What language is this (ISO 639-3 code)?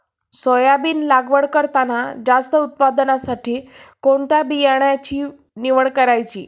mar